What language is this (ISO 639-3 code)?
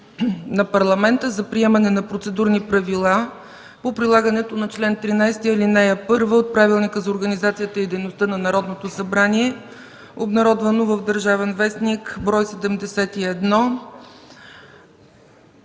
bul